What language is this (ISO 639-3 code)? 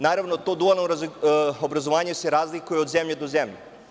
srp